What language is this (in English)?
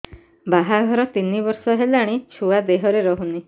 Odia